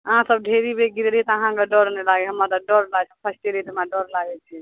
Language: Maithili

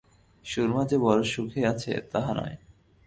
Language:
Bangla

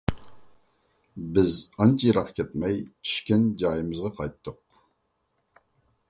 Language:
Uyghur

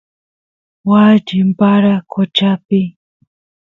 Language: Santiago del Estero Quichua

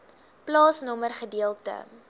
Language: Afrikaans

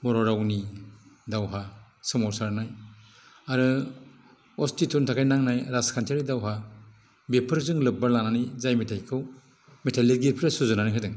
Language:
Bodo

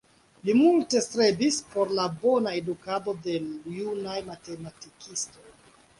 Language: Esperanto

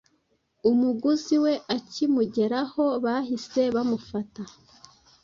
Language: Kinyarwanda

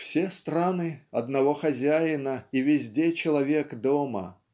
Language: Russian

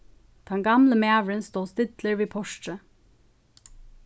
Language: Faroese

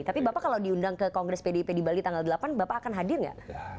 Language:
Indonesian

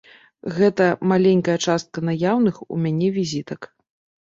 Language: Belarusian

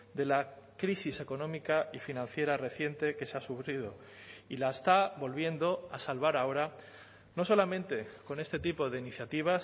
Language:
Spanish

